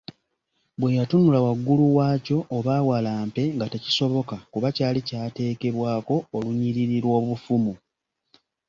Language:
Ganda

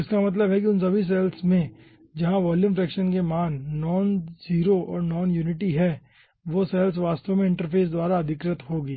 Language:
Hindi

